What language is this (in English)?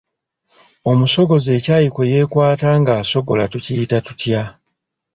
Ganda